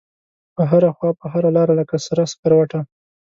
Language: Pashto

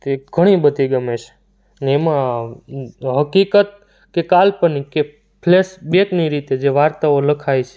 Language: Gujarati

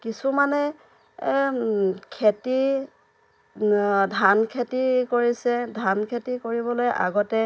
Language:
Assamese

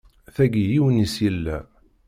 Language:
Kabyle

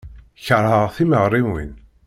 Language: Kabyle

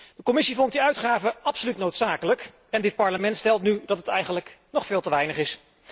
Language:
Dutch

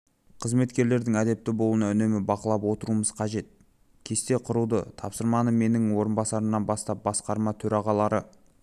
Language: Kazakh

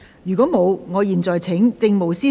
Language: Cantonese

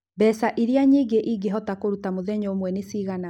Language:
Kikuyu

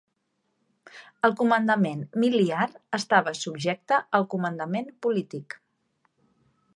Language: Catalan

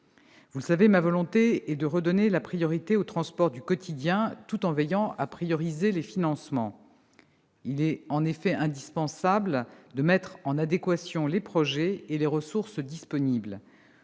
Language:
French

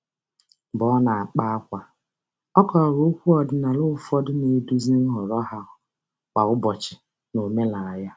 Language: Igbo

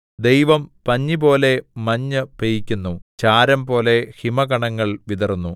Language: Malayalam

